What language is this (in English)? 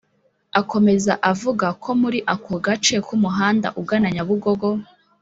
Kinyarwanda